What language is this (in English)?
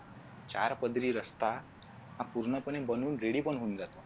Marathi